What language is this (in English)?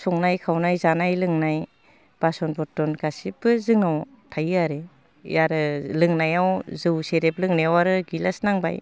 Bodo